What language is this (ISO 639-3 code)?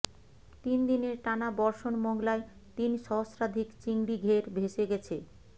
ben